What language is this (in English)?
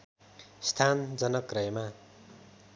Nepali